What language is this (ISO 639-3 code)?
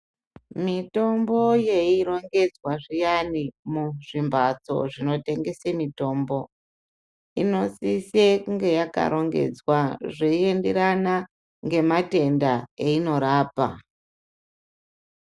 ndc